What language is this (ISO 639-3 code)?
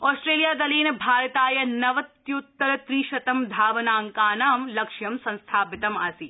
san